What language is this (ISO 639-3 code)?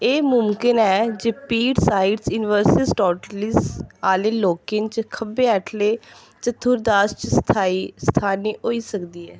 doi